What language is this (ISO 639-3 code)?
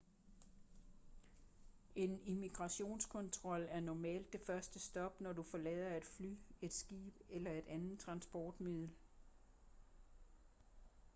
dan